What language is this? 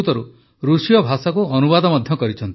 Odia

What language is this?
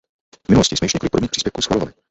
Czech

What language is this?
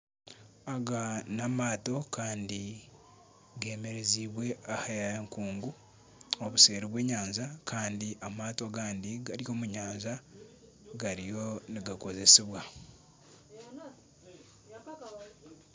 Nyankole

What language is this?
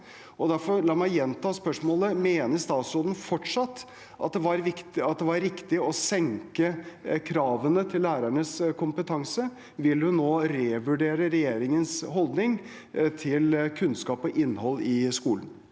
Norwegian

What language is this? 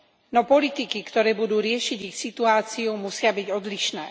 Slovak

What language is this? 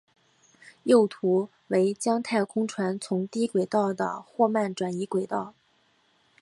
Chinese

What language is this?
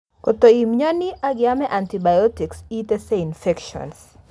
Kalenjin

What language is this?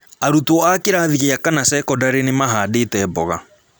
Kikuyu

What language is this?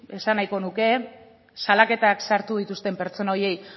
Basque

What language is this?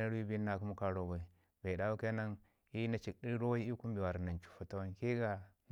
Ngizim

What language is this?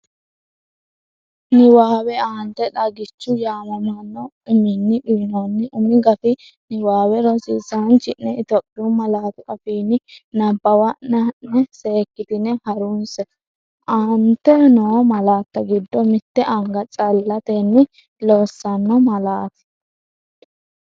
Sidamo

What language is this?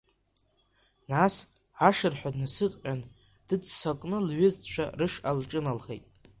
Abkhazian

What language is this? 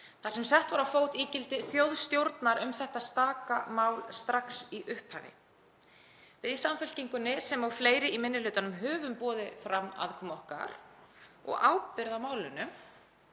Icelandic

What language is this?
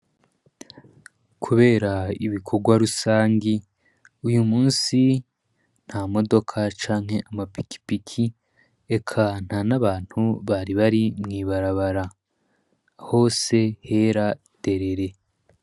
Rundi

